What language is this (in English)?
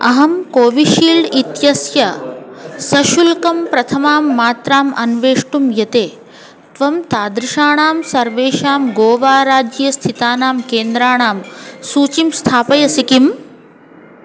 Sanskrit